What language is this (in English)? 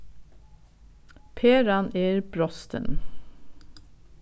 Faroese